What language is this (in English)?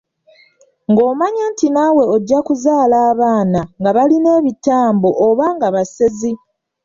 Ganda